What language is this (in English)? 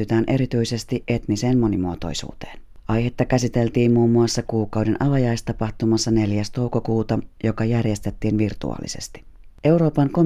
Finnish